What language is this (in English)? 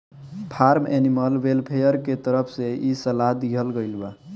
Bhojpuri